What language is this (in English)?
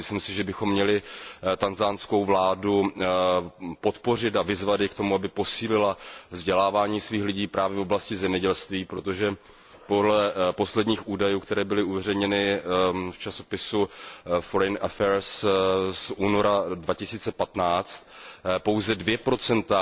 Czech